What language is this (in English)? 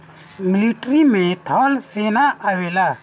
Bhojpuri